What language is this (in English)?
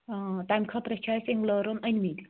Kashmiri